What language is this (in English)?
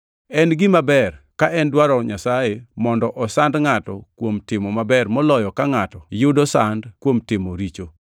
Luo (Kenya and Tanzania)